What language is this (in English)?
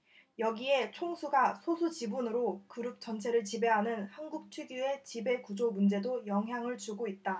Korean